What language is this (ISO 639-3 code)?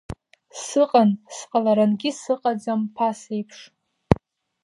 abk